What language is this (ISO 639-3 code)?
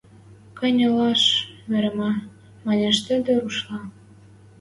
mrj